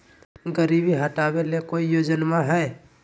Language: Magahi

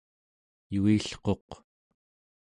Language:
Central Yupik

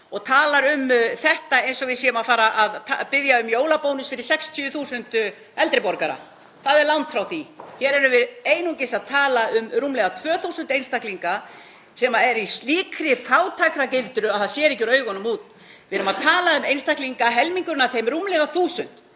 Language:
Icelandic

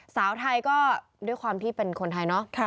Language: Thai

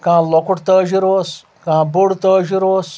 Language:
Kashmiri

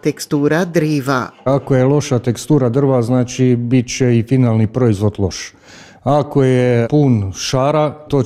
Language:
Croatian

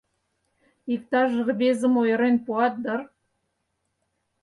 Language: Mari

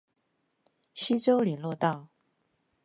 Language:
Chinese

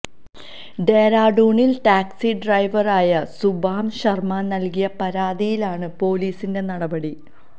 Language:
Malayalam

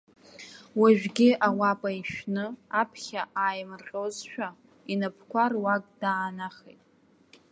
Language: Abkhazian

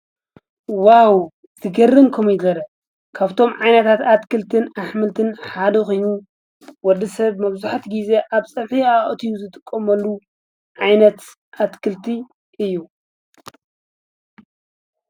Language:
Tigrinya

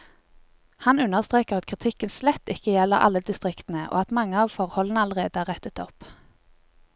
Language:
Norwegian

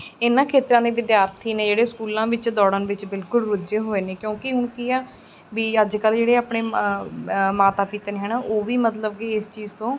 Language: Punjabi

